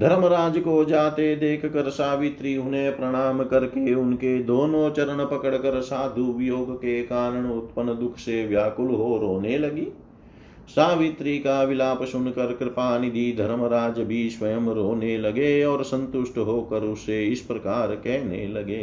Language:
Hindi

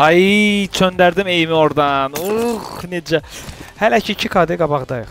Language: Turkish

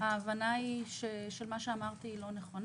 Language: Hebrew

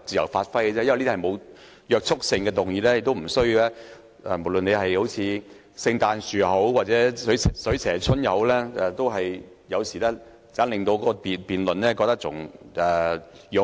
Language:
Cantonese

